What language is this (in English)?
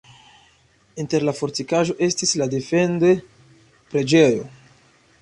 Esperanto